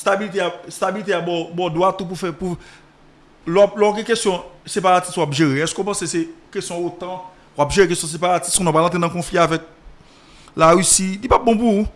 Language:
French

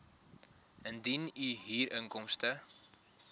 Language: Afrikaans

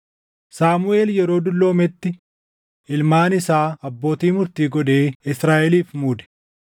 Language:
Oromo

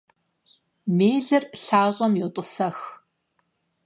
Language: Kabardian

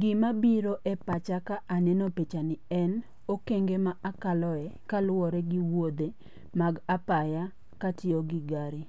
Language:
Luo (Kenya and Tanzania)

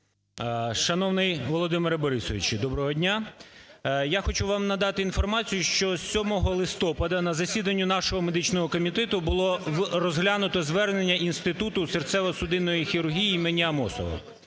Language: Ukrainian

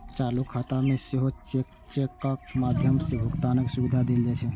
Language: Maithili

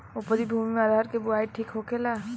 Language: Bhojpuri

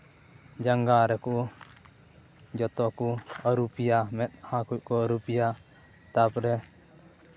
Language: Santali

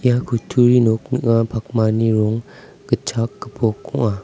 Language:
Garo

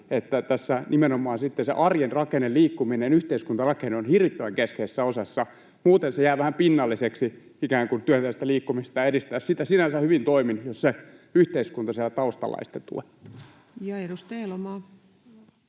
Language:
Finnish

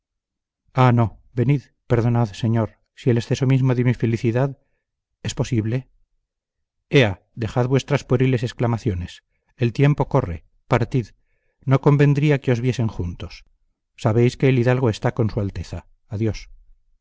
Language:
Spanish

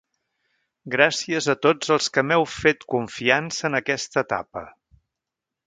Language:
Catalan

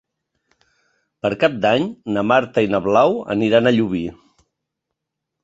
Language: Catalan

